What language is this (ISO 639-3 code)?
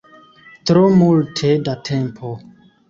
epo